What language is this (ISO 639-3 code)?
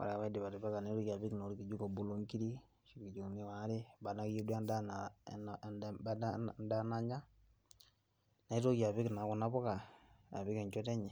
mas